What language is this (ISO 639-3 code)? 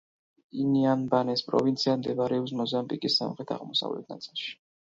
kat